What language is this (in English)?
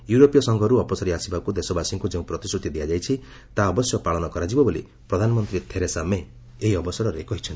Odia